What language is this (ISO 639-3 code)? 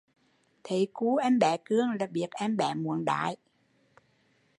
vie